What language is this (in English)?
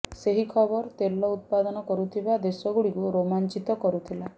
Odia